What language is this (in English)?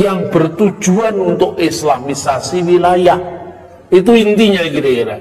Indonesian